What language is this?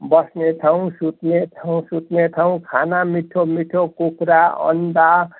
Nepali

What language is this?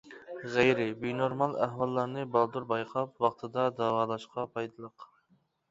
Uyghur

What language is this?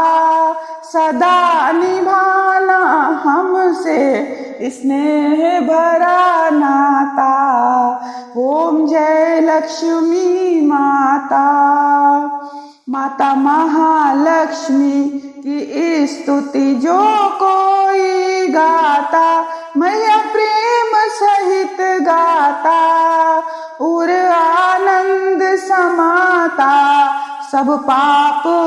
Hindi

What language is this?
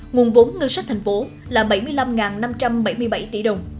Vietnamese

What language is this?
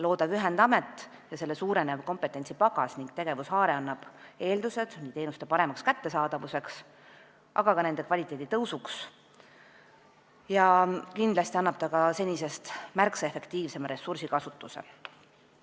Estonian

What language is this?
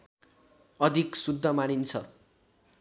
Nepali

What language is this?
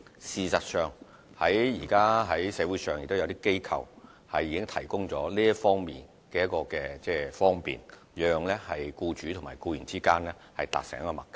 Cantonese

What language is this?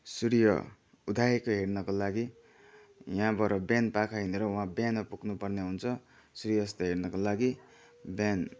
Nepali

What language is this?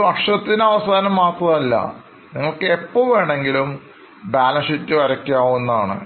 Malayalam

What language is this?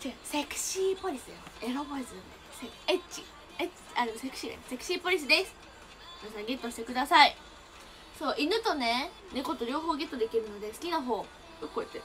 Japanese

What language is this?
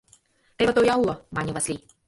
Mari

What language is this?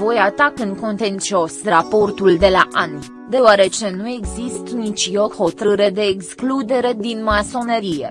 Romanian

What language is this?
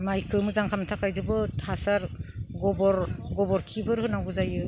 Bodo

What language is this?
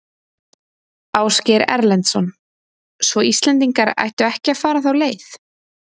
Icelandic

